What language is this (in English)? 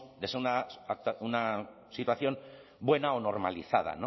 Spanish